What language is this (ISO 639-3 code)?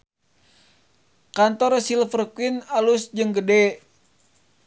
sun